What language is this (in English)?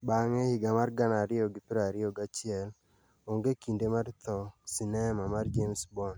Luo (Kenya and Tanzania)